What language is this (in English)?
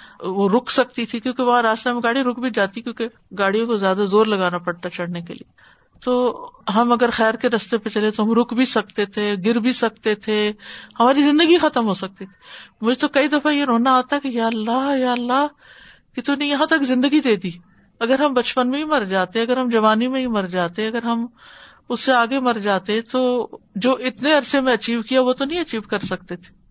Urdu